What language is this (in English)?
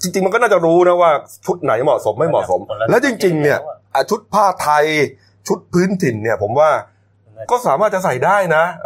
Thai